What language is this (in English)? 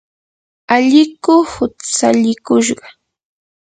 Yanahuanca Pasco Quechua